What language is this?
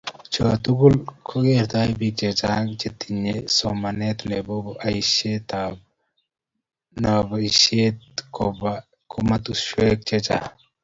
Kalenjin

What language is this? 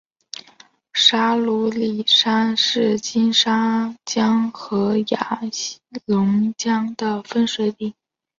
Chinese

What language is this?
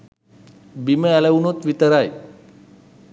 Sinhala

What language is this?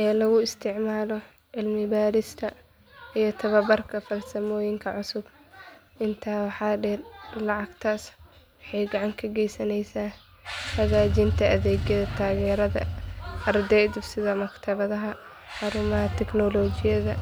Somali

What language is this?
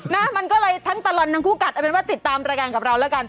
Thai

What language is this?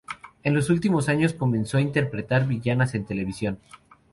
Spanish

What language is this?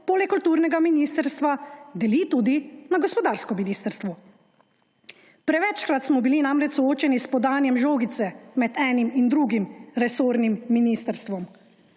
Slovenian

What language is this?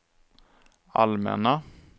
Swedish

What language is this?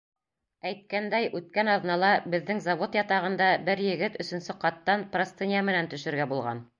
Bashkir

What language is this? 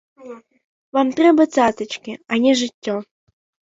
Belarusian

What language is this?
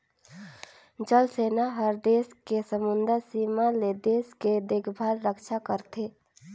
Chhattisgarhi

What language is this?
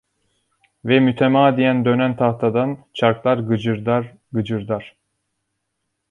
Turkish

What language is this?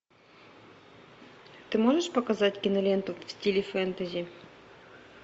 Russian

